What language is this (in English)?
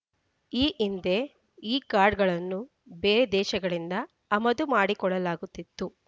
Kannada